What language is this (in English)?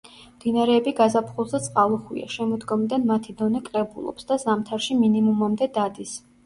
Georgian